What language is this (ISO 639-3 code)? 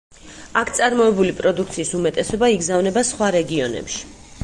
kat